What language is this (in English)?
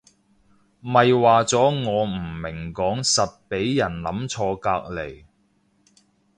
Cantonese